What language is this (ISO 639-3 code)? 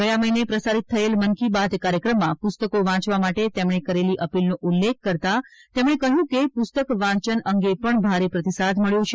guj